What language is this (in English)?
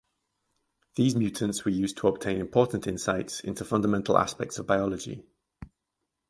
English